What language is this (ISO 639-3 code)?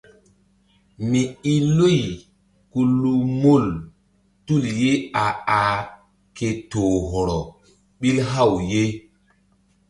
mdd